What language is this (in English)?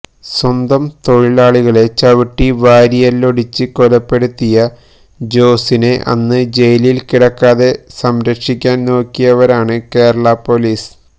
Malayalam